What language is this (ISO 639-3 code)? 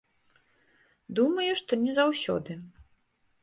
bel